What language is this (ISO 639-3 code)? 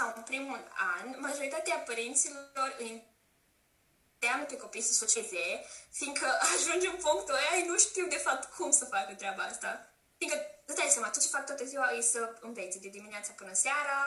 ron